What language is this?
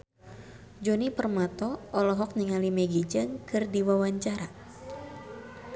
Sundanese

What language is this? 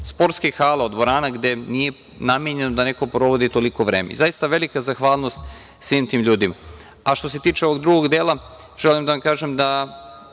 Serbian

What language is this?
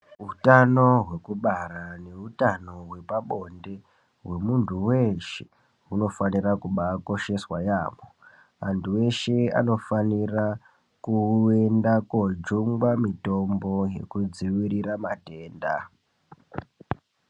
Ndau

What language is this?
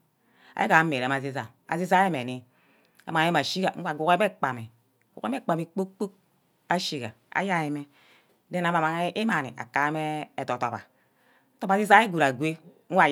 Ubaghara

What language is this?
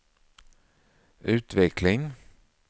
Swedish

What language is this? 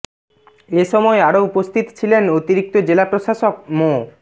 Bangla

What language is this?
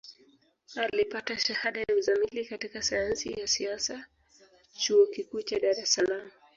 Swahili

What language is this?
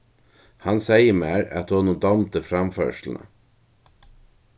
Faroese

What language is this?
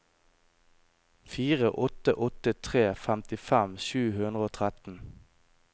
Norwegian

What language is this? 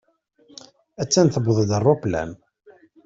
Kabyle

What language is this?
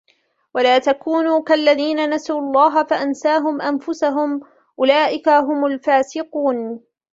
Arabic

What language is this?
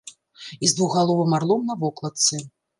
Belarusian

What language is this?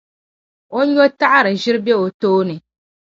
Dagbani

